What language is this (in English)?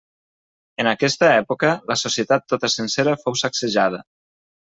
Catalan